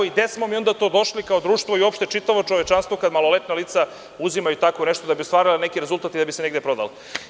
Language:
Serbian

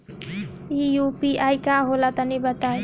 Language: Bhojpuri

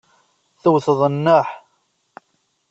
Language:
Kabyle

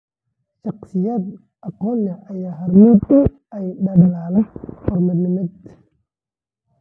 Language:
Somali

